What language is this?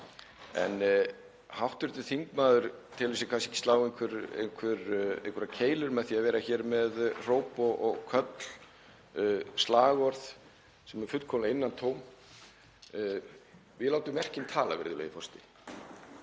Icelandic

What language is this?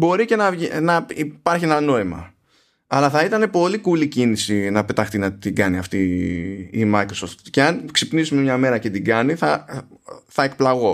Greek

